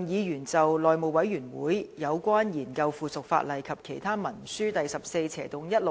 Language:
Cantonese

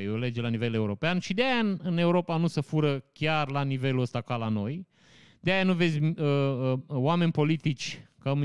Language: Romanian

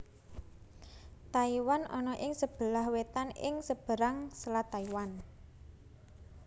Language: Javanese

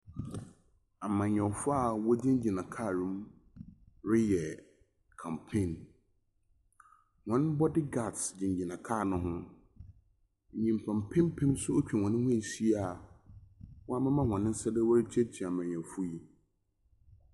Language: Akan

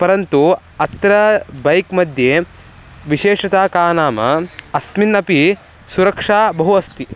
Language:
Sanskrit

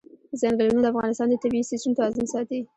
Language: Pashto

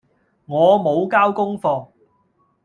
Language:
Cantonese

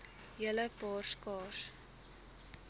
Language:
Afrikaans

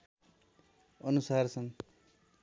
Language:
Nepali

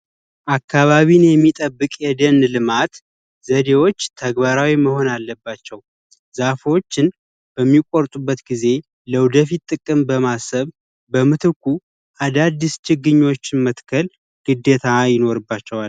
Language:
Amharic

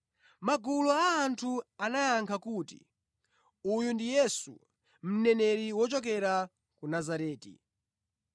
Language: Nyanja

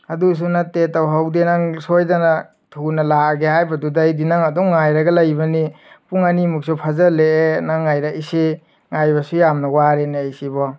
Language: Manipuri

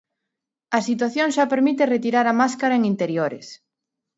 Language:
Galician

